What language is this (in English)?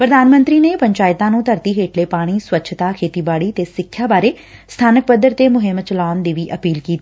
Punjabi